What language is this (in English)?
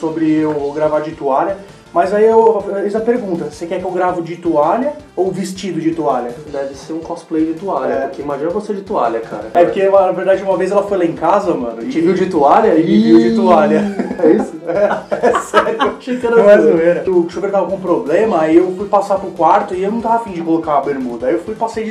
Portuguese